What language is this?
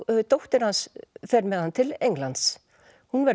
Icelandic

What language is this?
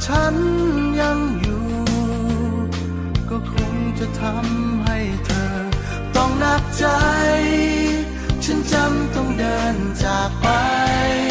Thai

